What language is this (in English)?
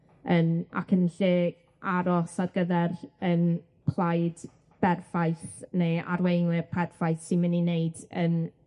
Welsh